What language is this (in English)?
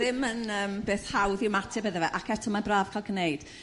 Welsh